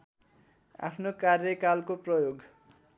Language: Nepali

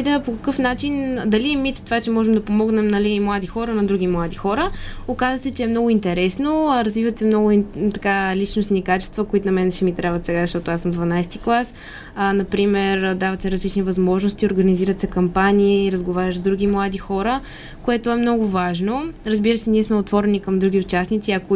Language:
Bulgarian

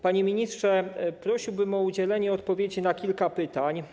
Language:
Polish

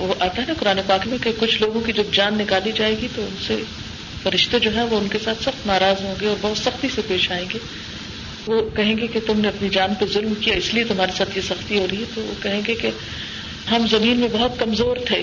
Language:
Urdu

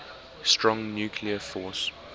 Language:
English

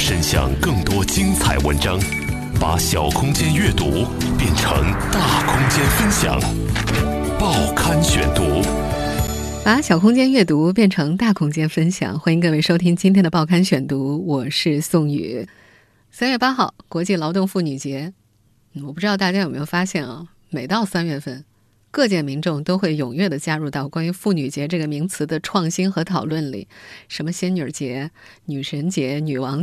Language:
Chinese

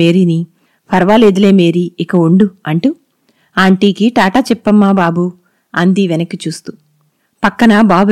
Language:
Telugu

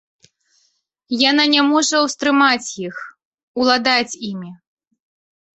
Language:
Belarusian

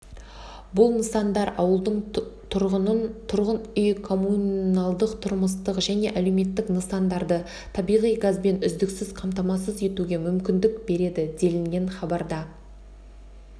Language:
Kazakh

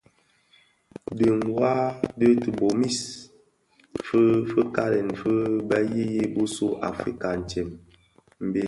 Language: Bafia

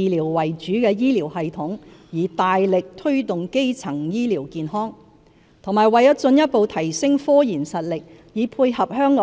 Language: Cantonese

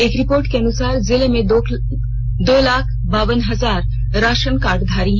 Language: Hindi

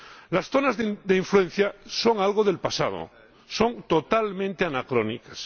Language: Spanish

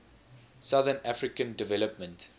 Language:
English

